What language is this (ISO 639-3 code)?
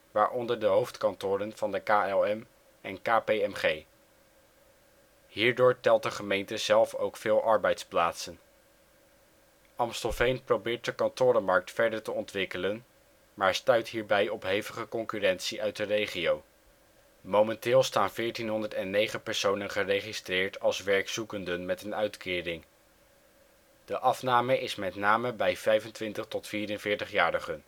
nld